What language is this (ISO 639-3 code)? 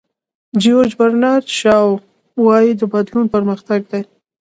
pus